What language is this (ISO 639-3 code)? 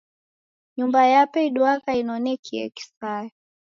dav